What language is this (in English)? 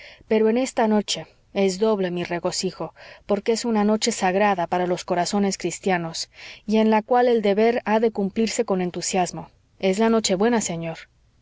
Spanish